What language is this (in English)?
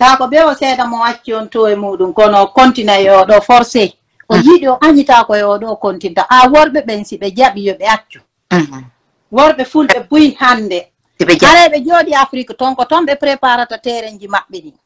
Italian